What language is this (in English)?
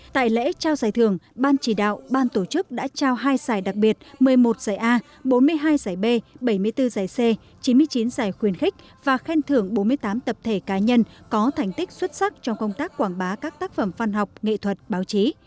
Vietnamese